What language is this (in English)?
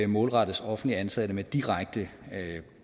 Danish